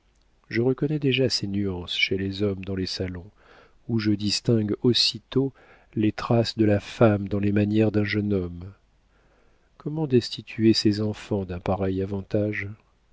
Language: French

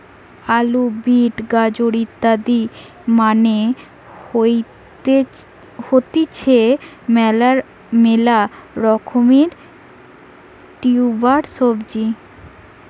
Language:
Bangla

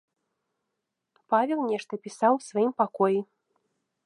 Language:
Belarusian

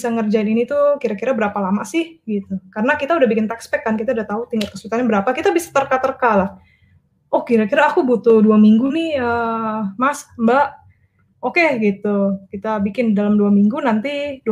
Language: Indonesian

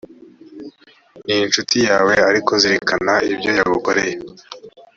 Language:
Kinyarwanda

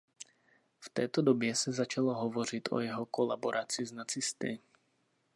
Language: Czech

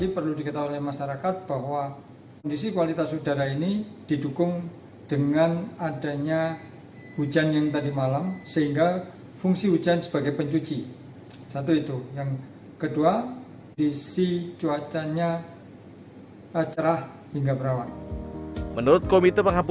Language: Indonesian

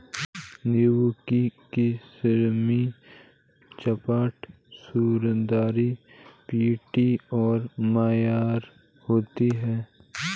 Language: Hindi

